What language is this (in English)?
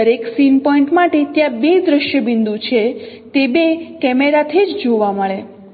Gujarati